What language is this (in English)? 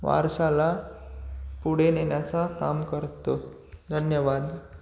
Marathi